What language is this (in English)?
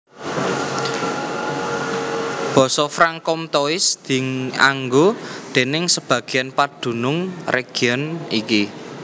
Javanese